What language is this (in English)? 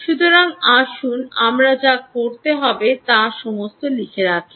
Bangla